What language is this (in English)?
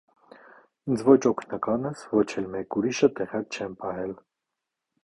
Armenian